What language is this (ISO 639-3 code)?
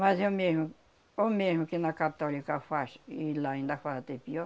por